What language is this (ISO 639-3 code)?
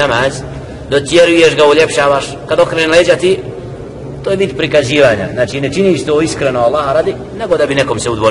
ara